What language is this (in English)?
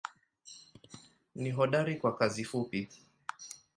Swahili